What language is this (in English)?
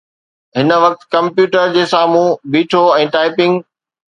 Sindhi